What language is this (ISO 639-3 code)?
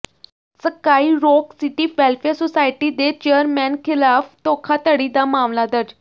pan